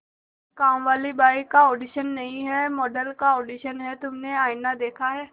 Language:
Hindi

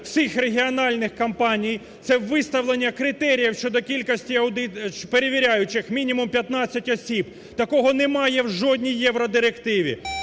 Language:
Ukrainian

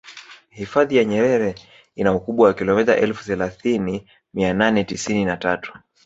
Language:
Swahili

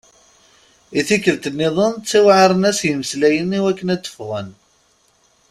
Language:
Kabyle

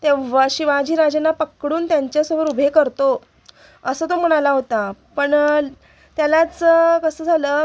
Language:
Marathi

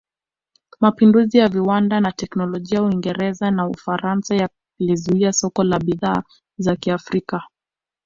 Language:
Swahili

